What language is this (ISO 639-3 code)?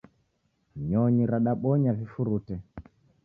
dav